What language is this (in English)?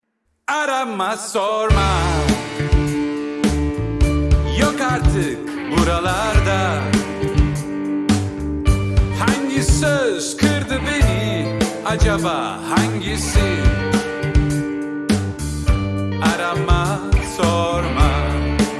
Turkish